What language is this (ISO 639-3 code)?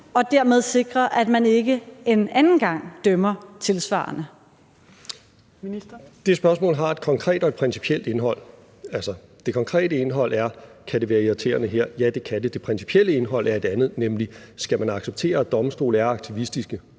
dan